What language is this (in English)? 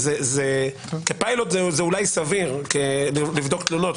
Hebrew